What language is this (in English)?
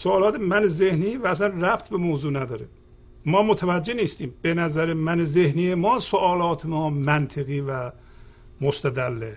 Persian